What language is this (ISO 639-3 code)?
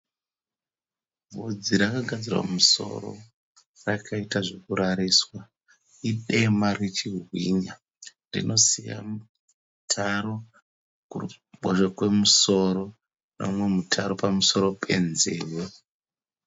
sna